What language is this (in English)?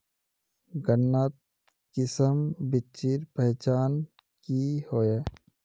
Magahi